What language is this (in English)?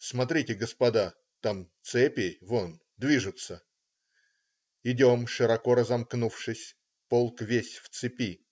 Russian